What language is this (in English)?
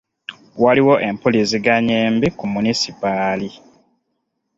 Ganda